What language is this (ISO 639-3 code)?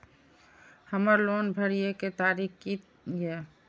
mai